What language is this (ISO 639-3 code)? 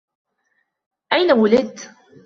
ara